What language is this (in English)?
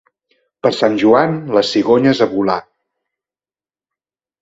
Catalan